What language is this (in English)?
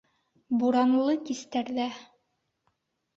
Bashkir